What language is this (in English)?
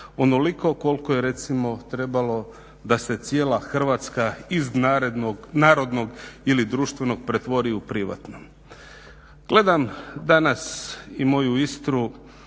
Croatian